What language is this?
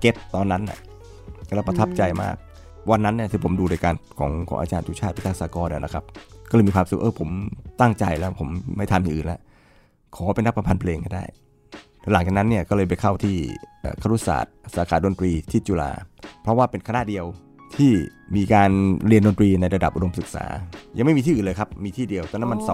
Thai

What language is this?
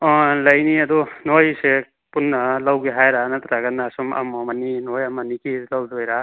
Manipuri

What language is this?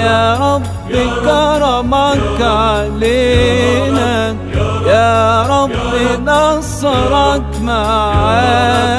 Arabic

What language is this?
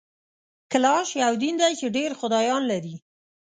Pashto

